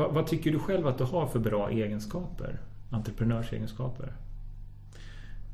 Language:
Swedish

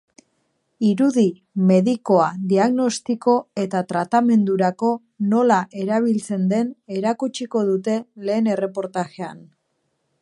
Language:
Basque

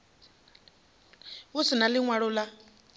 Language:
Venda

